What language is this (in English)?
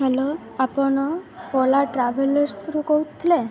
Odia